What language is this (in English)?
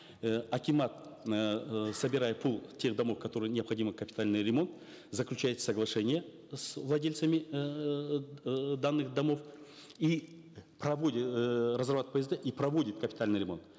Kazakh